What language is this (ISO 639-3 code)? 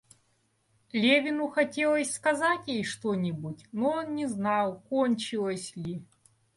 rus